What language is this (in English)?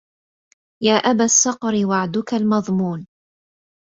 Arabic